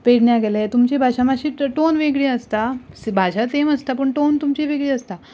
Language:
Konkani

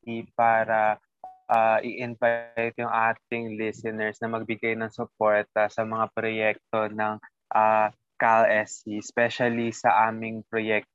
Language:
Filipino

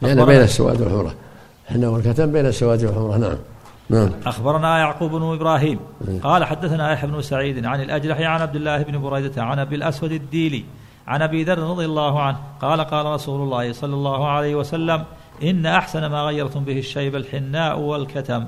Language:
Arabic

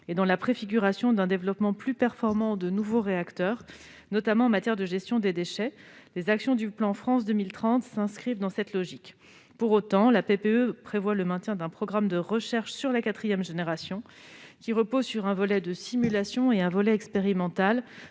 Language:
French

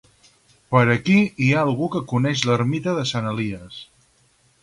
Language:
Catalan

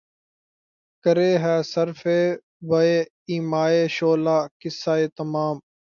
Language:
Urdu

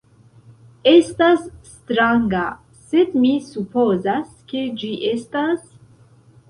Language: Esperanto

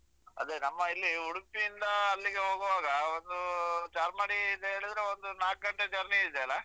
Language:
Kannada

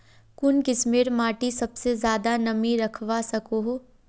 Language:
Magahi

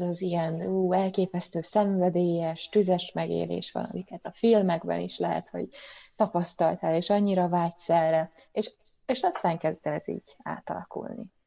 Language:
Hungarian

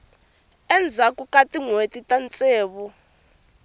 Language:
Tsonga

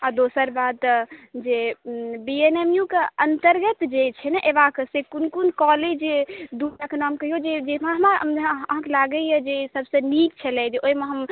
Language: Maithili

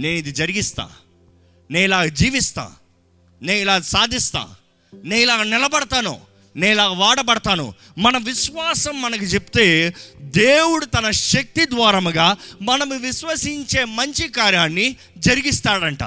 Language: Telugu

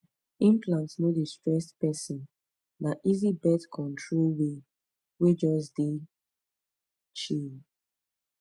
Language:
Nigerian Pidgin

